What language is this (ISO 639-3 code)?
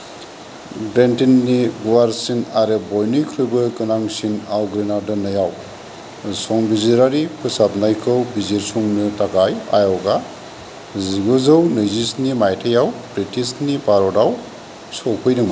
brx